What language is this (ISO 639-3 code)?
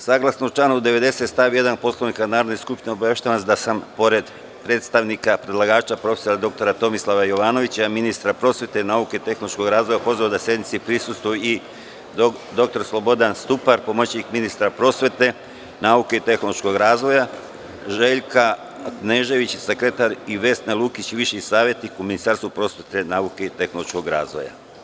srp